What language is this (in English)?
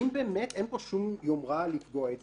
Hebrew